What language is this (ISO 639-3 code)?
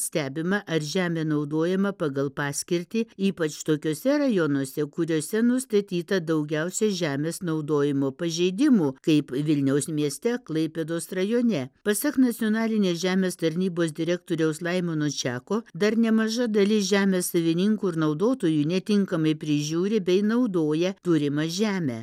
lit